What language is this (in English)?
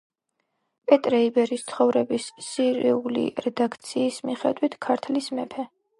Georgian